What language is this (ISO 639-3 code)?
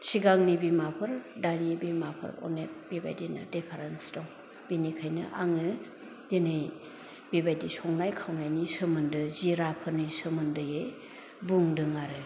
brx